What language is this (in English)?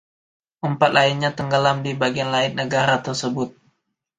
Indonesian